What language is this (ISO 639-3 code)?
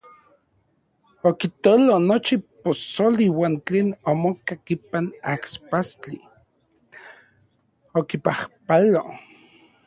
ncx